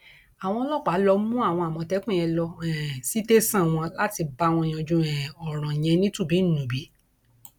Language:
Yoruba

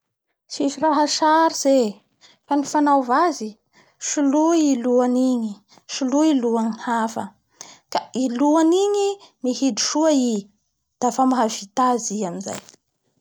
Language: Bara Malagasy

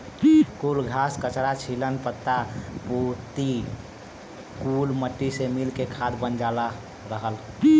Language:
Bhojpuri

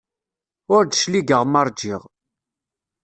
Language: Kabyle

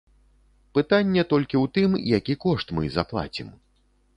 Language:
Belarusian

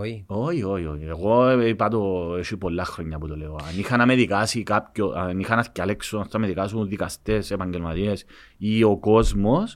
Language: Greek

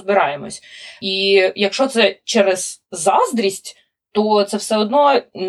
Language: Ukrainian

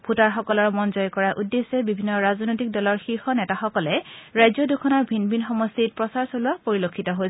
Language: Assamese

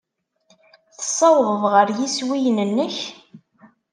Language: Kabyle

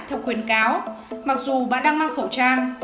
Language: Vietnamese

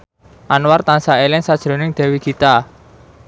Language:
Javanese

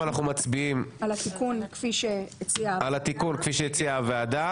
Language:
Hebrew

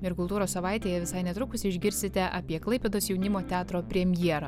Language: Lithuanian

